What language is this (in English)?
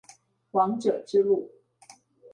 Chinese